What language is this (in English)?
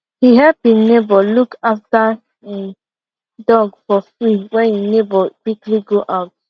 Nigerian Pidgin